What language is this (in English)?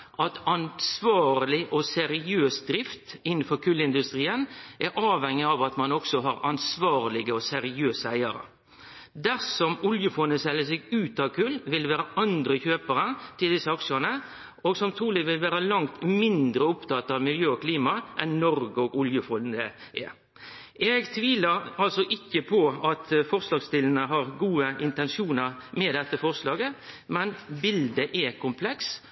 Norwegian Nynorsk